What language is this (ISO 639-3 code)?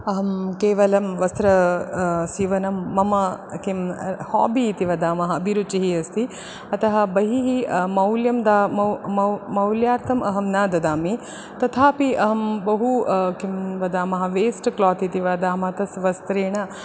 san